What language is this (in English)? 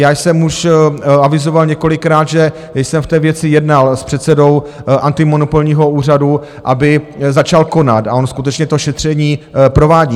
Czech